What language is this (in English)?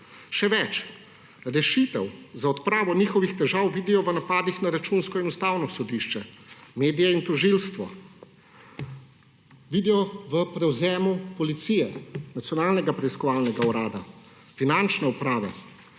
Slovenian